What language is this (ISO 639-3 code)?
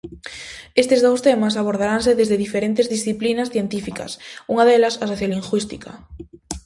glg